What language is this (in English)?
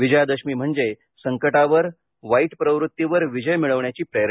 Marathi